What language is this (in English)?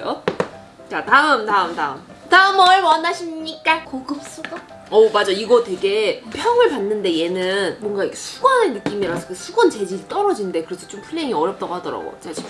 Korean